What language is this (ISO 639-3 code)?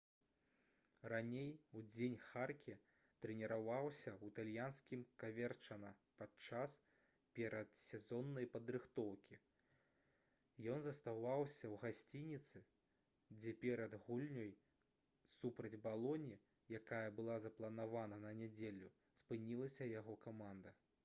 bel